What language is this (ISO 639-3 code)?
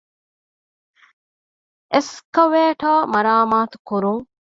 div